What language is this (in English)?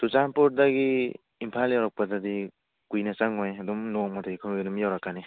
Manipuri